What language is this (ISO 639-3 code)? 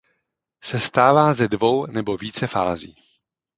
ces